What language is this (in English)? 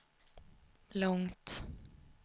Swedish